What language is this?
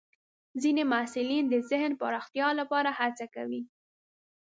Pashto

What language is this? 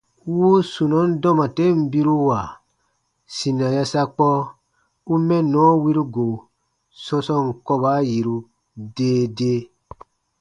Baatonum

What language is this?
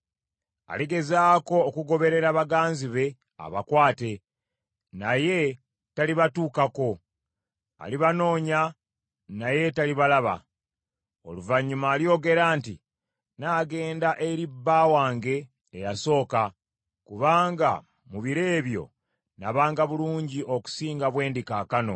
Ganda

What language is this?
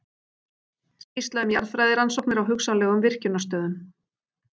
Icelandic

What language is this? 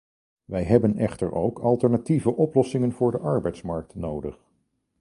Dutch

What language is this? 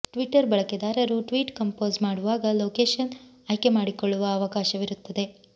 Kannada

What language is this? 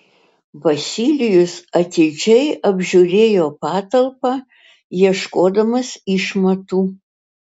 Lithuanian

